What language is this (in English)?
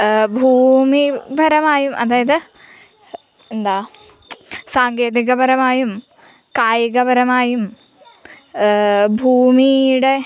Malayalam